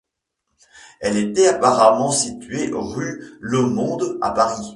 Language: French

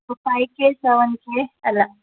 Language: Telugu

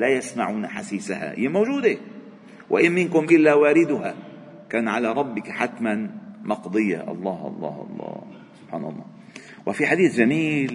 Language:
Arabic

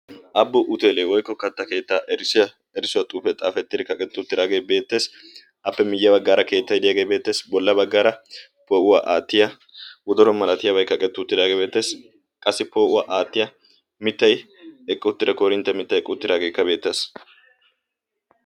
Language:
Wolaytta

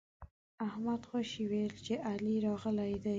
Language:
Pashto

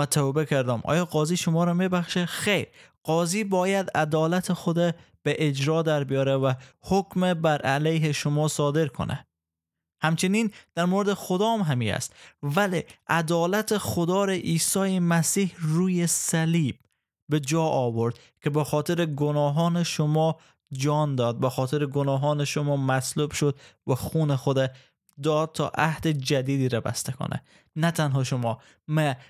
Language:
Persian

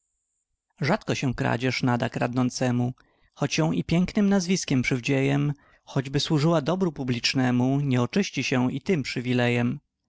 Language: Polish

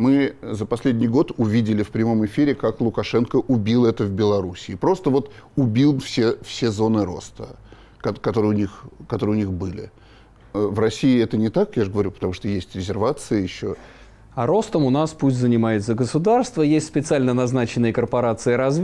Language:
Russian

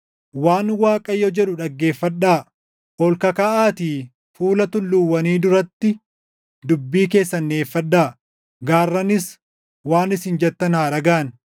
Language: Oromo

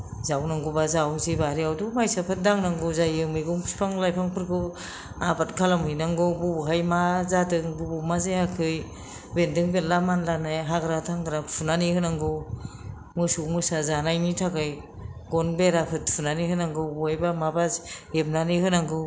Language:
Bodo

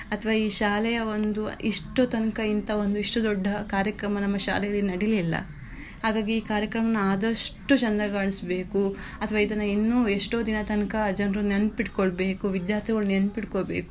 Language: Kannada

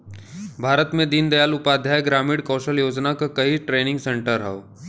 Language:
Bhojpuri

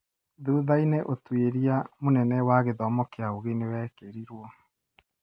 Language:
Kikuyu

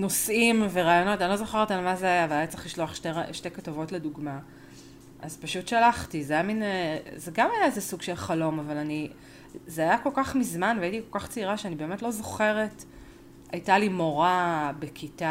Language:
Hebrew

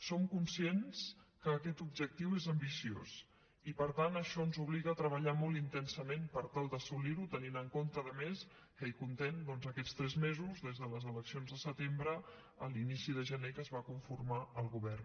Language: Catalan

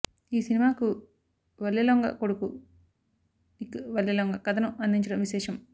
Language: Telugu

